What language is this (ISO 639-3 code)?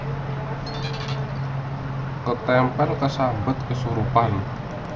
jav